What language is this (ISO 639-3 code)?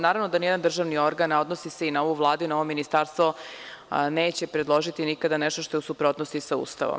srp